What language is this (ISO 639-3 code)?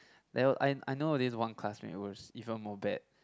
eng